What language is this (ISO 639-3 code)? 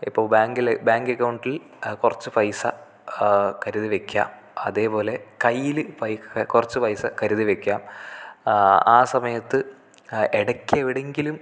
mal